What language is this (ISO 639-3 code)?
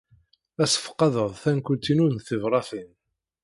kab